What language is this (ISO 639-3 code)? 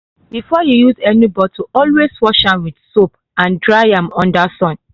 pcm